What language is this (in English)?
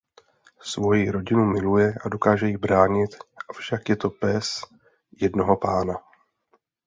Czech